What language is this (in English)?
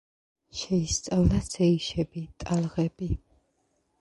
Georgian